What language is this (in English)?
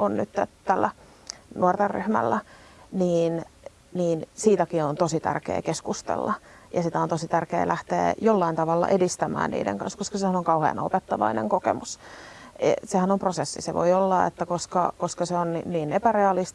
Finnish